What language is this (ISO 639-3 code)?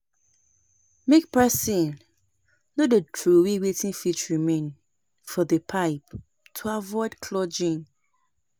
pcm